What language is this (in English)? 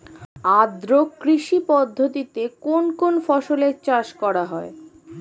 Bangla